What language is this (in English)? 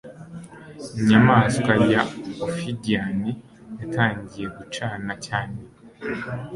Kinyarwanda